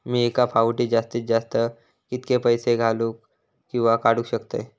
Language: Marathi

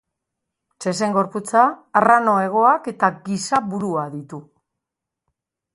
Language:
Basque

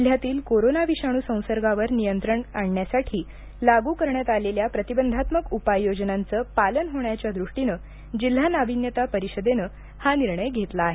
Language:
Marathi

